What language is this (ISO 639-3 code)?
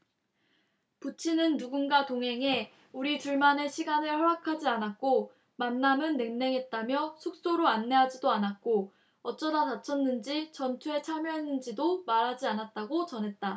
kor